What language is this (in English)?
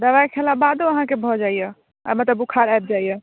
Maithili